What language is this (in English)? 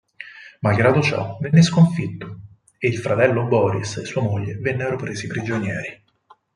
Italian